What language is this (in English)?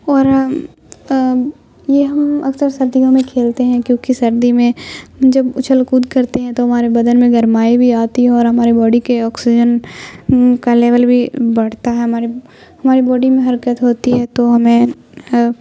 Urdu